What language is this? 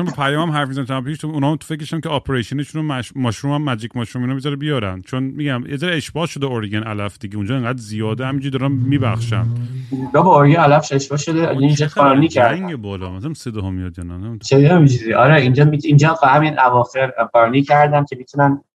Persian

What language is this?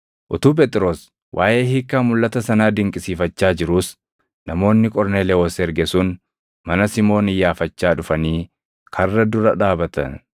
Oromo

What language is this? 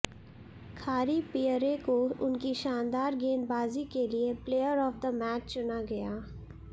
Hindi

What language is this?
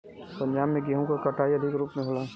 Bhojpuri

